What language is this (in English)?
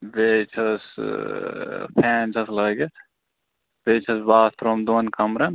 Kashmiri